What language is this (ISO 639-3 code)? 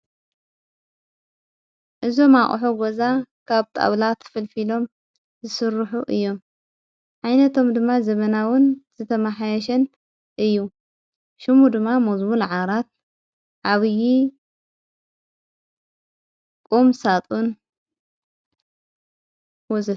tir